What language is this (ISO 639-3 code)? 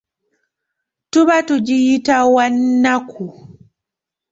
lug